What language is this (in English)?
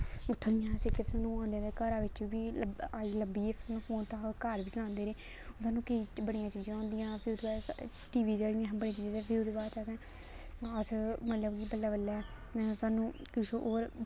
Dogri